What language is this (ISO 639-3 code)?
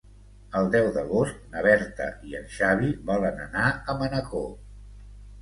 cat